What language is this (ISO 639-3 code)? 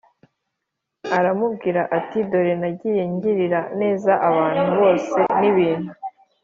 kin